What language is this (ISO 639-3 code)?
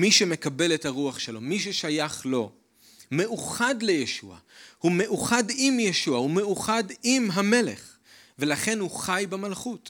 heb